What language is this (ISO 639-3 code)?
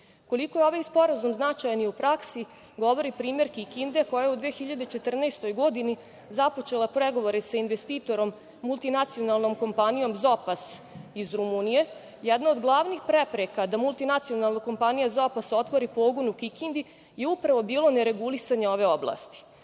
srp